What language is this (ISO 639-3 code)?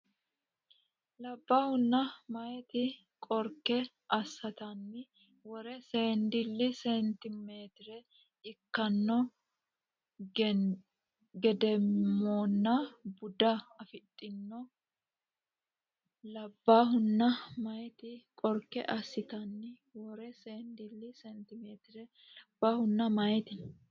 sid